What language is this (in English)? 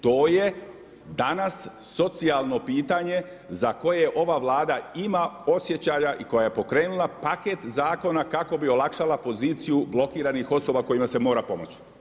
Croatian